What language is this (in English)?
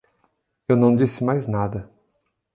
Portuguese